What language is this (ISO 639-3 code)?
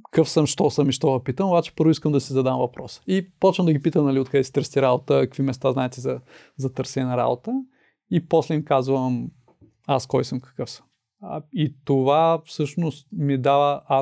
bul